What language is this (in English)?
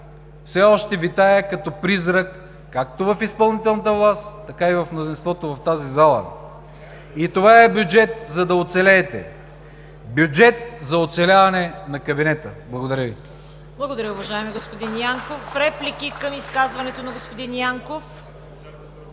Bulgarian